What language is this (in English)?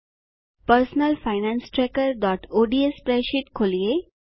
Gujarati